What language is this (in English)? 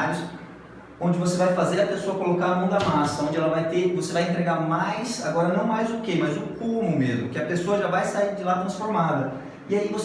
Portuguese